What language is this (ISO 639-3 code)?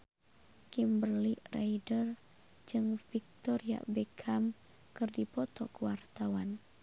sun